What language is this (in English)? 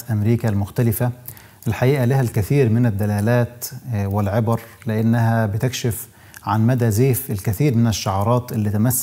Arabic